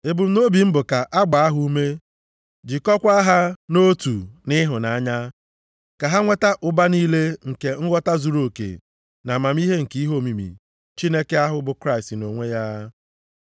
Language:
Igbo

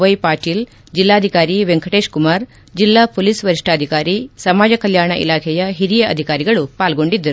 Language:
Kannada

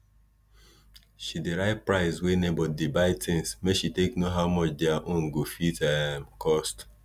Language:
Nigerian Pidgin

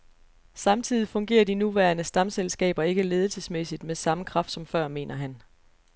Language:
Danish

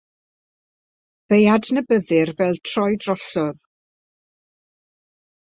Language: Welsh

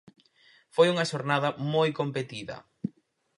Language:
Galician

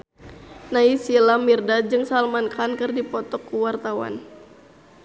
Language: Sundanese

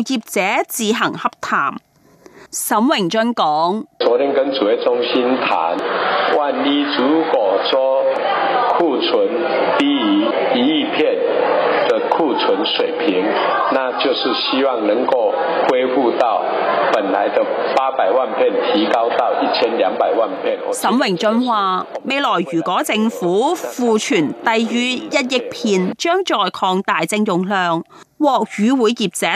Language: Chinese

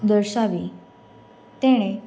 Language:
Gujarati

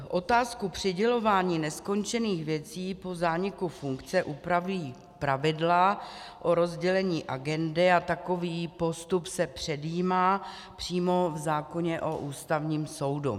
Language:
Czech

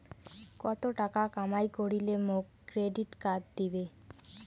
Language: Bangla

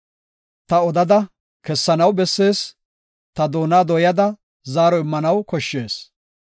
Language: Gofa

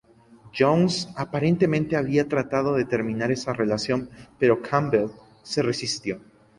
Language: Spanish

